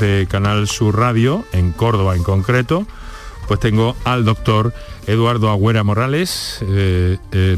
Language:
Spanish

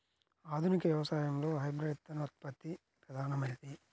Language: Telugu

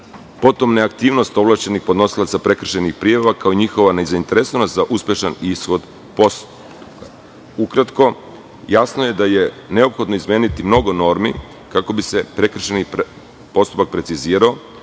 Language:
Serbian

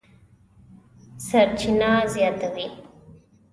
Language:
Pashto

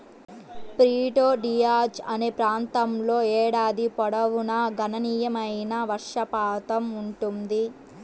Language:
Telugu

